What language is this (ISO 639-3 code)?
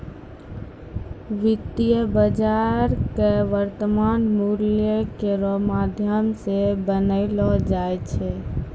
mai